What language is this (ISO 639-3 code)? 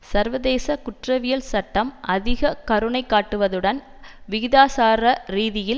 tam